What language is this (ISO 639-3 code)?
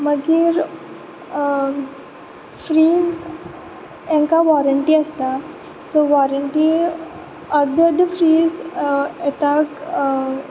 kok